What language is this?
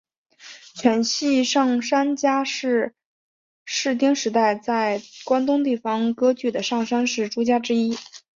Chinese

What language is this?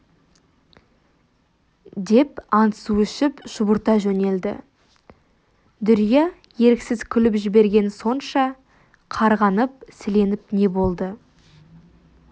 Kazakh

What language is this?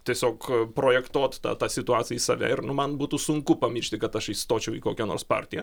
Lithuanian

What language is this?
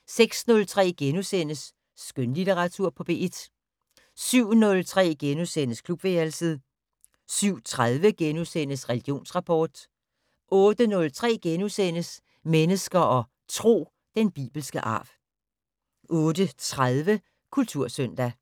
Danish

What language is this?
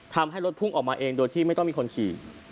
Thai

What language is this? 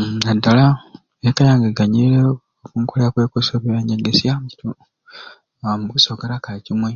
Ruuli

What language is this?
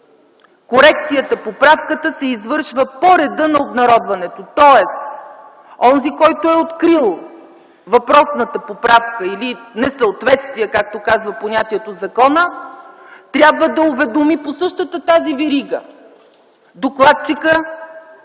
Bulgarian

